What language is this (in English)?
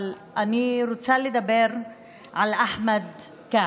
Hebrew